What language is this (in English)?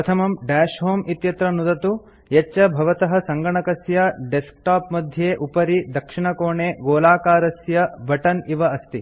Sanskrit